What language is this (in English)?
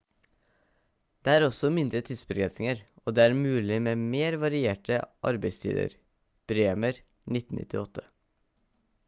Norwegian Bokmål